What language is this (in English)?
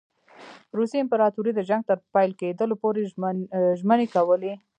Pashto